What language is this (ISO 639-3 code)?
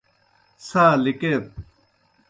plk